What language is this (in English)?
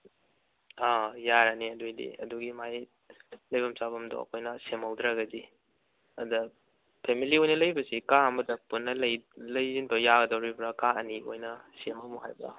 Manipuri